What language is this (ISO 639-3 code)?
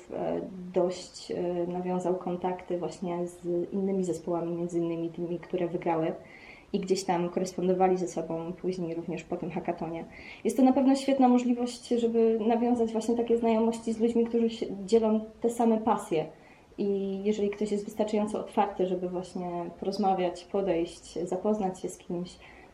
pol